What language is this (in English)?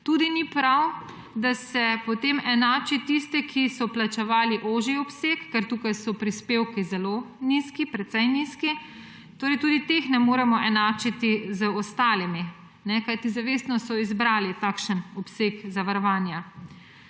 Slovenian